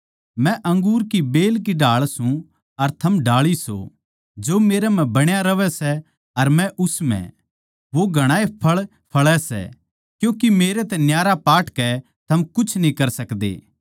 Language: Haryanvi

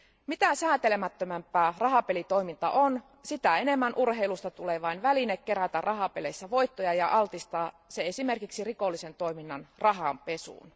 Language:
Finnish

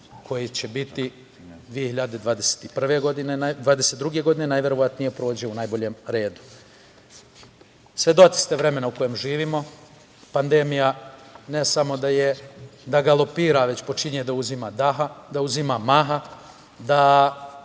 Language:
Serbian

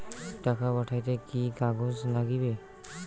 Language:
Bangla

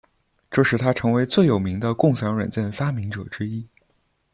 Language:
Chinese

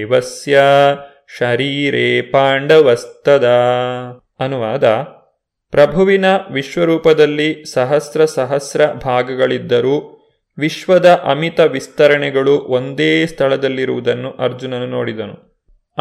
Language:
Kannada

